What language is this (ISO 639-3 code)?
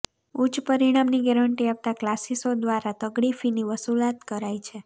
guj